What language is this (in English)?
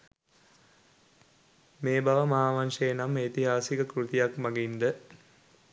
Sinhala